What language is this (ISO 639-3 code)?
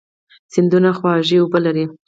pus